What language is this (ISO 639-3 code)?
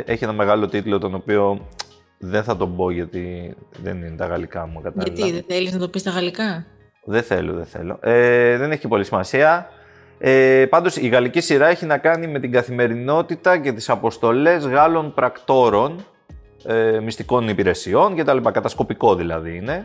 ell